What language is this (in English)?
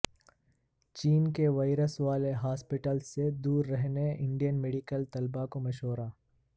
Urdu